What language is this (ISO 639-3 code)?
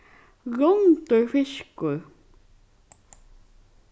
fao